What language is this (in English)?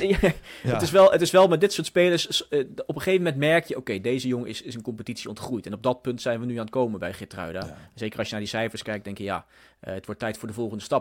Dutch